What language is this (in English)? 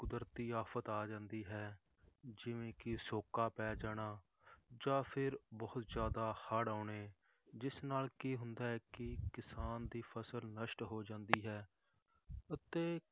Punjabi